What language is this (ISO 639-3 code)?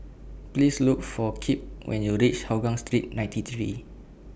eng